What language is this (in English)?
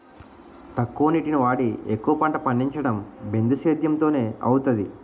Telugu